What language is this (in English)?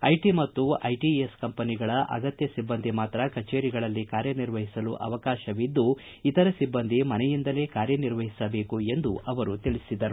Kannada